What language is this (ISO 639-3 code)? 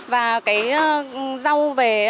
vie